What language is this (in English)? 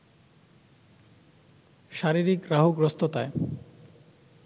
Bangla